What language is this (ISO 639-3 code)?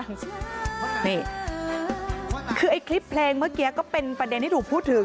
tha